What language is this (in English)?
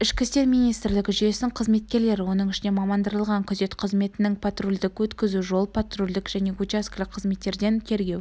Kazakh